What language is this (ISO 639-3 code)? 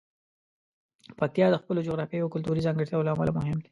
pus